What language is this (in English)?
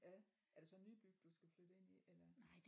Danish